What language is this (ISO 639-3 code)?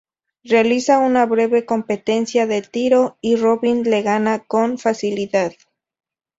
spa